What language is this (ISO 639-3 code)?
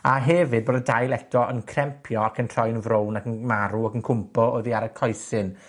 cym